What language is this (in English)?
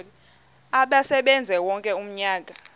Xhosa